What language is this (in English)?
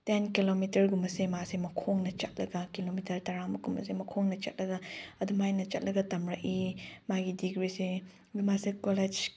Manipuri